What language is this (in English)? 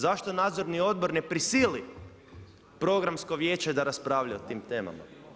Croatian